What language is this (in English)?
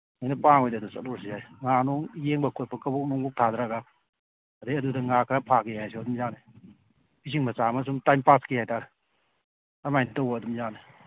Manipuri